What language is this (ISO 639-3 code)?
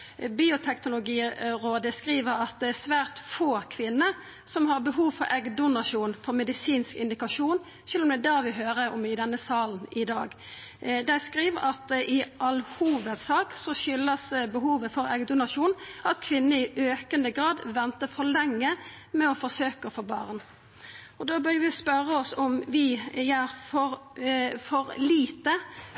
nno